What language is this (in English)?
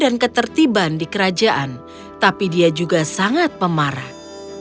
Indonesian